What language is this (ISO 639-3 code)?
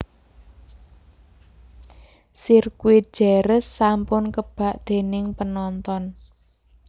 jav